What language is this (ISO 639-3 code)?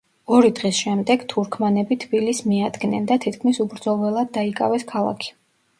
kat